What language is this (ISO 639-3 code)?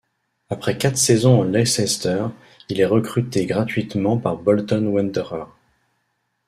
fra